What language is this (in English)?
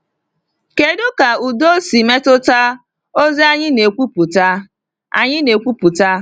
Igbo